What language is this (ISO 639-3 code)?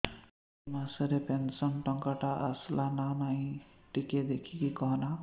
ori